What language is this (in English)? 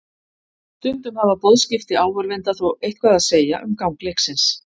Icelandic